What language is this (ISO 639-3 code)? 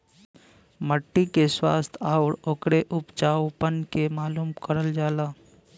bho